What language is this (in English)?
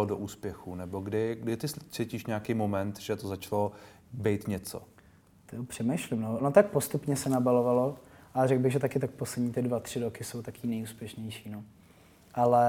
Czech